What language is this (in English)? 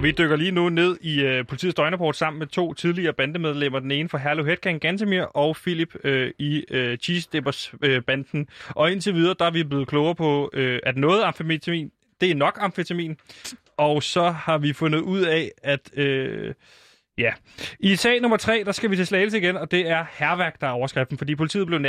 Danish